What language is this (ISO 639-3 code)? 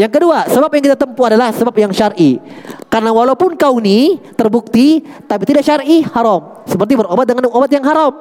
ind